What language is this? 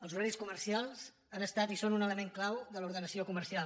Catalan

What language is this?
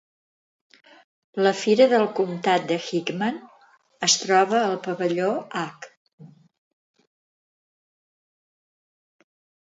Catalan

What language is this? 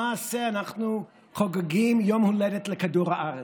Hebrew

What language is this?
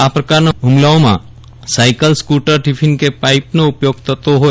Gujarati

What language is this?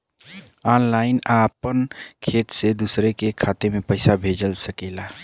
Bhojpuri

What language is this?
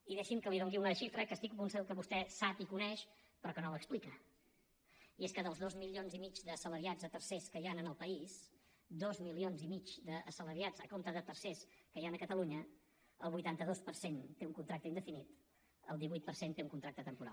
Catalan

